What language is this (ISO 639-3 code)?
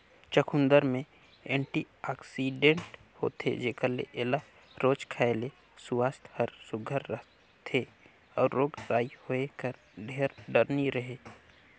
hne